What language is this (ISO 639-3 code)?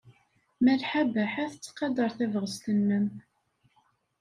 kab